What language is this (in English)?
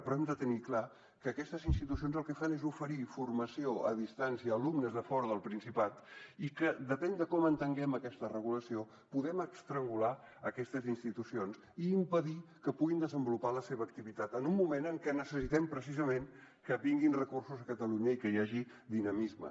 Catalan